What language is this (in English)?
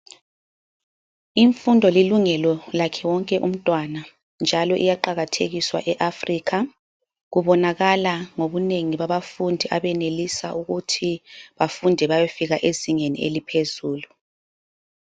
North Ndebele